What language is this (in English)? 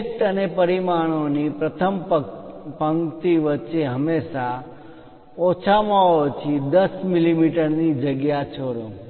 Gujarati